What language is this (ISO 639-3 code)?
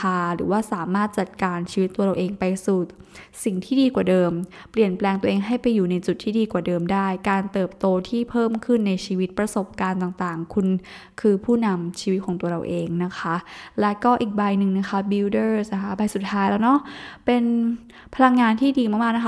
tha